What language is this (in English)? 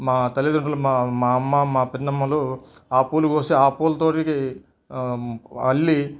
Telugu